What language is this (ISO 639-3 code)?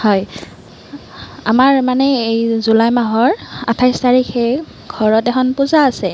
asm